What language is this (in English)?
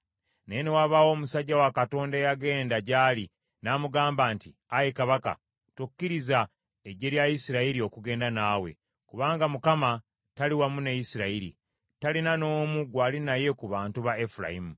Ganda